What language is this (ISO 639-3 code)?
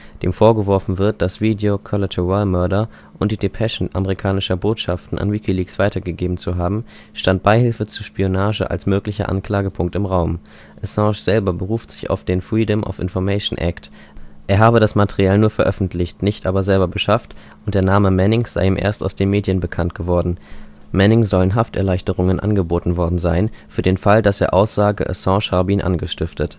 deu